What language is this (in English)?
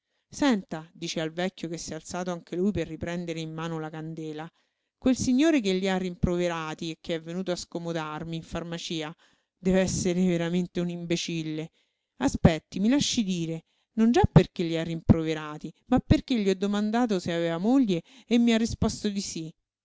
Italian